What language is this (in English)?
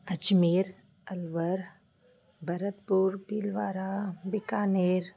Sindhi